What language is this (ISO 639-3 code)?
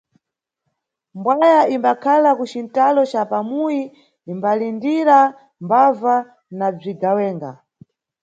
nyu